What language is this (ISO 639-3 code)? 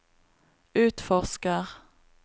nor